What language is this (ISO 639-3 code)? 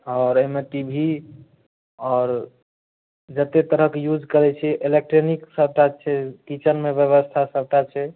mai